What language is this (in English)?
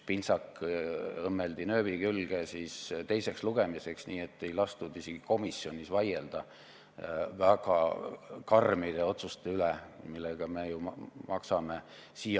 Estonian